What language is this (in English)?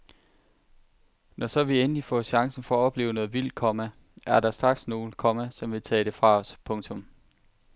Danish